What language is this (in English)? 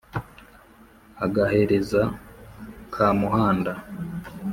Kinyarwanda